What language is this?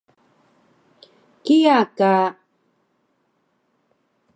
Taroko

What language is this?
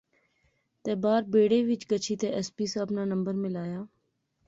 Pahari-Potwari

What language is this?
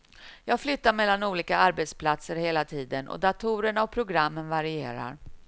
Swedish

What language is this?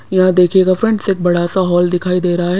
Hindi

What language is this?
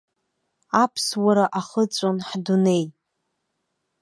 Abkhazian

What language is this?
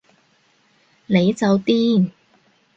Cantonese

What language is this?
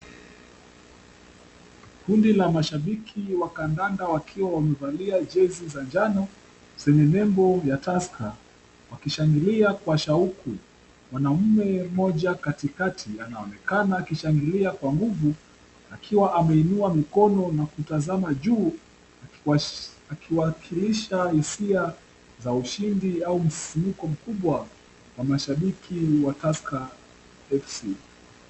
Swahili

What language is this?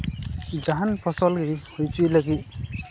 Santali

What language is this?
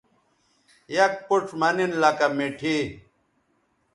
Bateri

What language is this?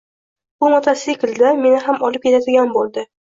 Uzbek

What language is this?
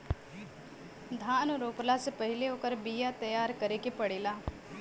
Bhojpuri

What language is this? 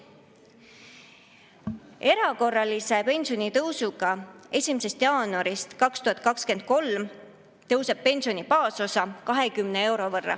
Estonian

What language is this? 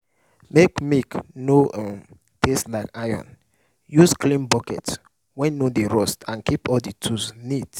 Nigerian Pidgin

